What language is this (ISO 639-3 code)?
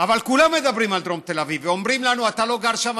heb